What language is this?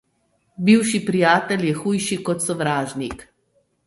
Slovenian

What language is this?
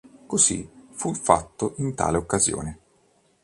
Italian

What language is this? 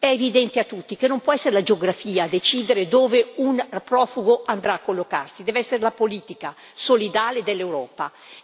Italian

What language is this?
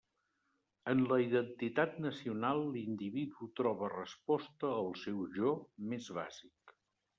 Catalan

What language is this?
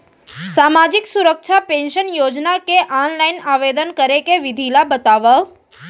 Chhattisgarhi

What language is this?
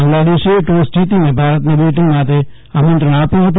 Gujarati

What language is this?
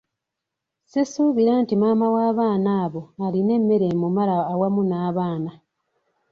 Ganda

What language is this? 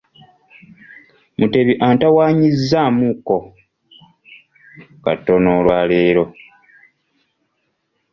Ganda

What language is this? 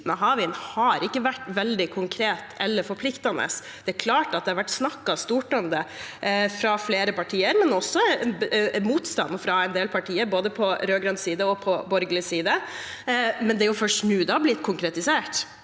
Norwegian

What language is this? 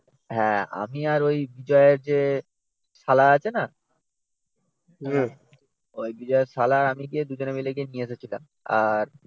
Bangla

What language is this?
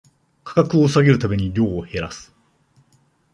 Japanese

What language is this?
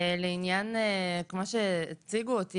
Hebrew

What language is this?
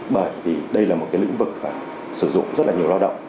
Vietnamese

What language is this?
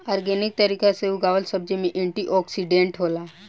Bhojpuri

